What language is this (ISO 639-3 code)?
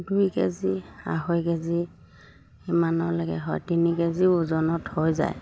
asm